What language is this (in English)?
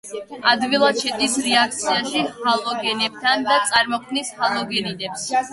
Georgian